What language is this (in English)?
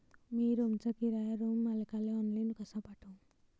Marathi